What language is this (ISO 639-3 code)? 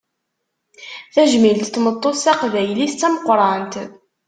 kab